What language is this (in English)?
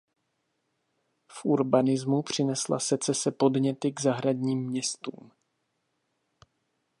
Czech